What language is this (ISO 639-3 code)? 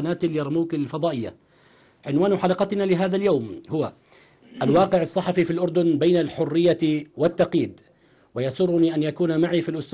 ara